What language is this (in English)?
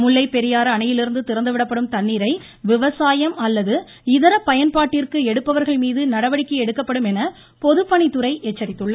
Tamil